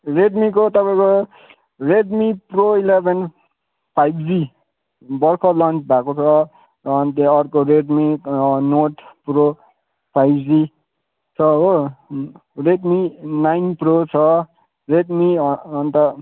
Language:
Nepali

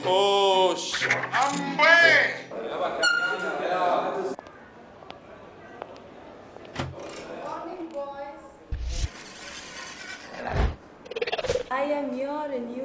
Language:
Arabic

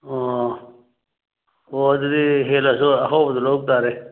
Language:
Manipuri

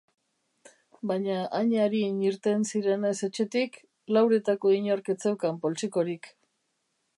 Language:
Basque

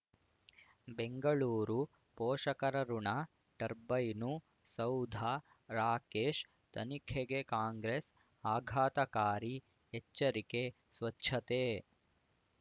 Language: Kannada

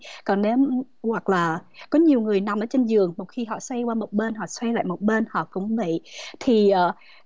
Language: Vietnamese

